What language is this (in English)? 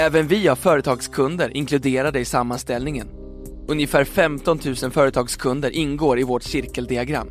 Swedish